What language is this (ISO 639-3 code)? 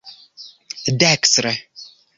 epo